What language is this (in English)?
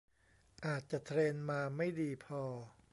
Thai